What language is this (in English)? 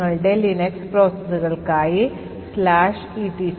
Malayalam